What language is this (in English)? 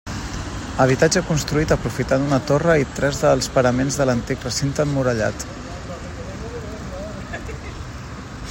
Catalan